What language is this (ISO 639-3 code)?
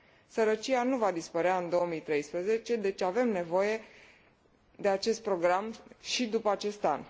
ron